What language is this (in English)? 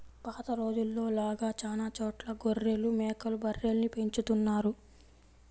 Telugu